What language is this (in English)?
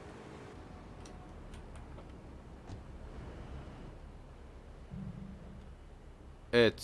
Turkish